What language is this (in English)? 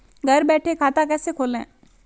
Hindi